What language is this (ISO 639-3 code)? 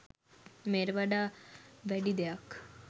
sin